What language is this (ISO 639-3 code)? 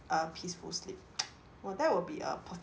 eng